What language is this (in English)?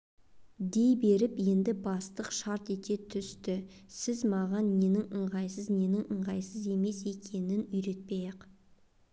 Kazakh